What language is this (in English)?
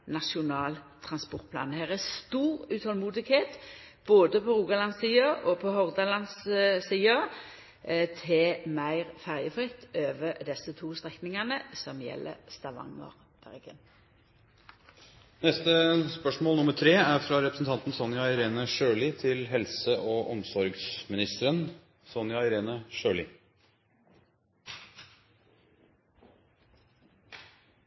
Norwegian Nynorsk